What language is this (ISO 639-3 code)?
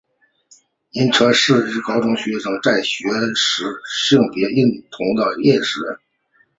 zho